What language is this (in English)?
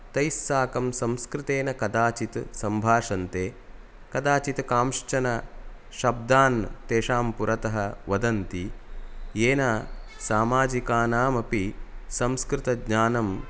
Sanskrit